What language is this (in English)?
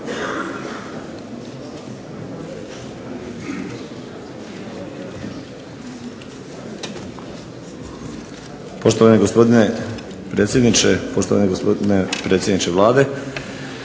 Croatian